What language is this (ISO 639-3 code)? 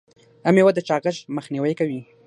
pus